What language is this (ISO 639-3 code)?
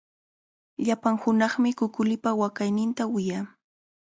qvl